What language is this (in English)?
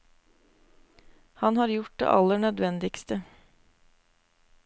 Norwegian